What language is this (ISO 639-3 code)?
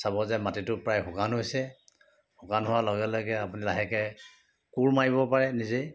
asm